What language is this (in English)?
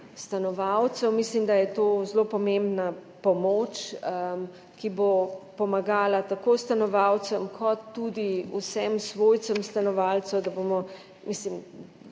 Slovenian